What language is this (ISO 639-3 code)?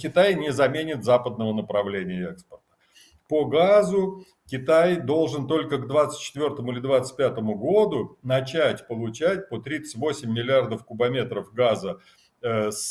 rus